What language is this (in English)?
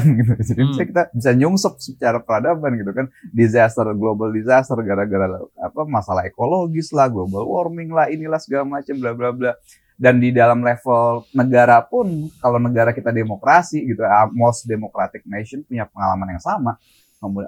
Indonesian